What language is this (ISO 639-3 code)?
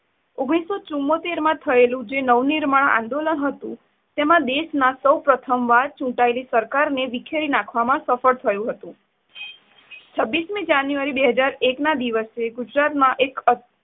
guj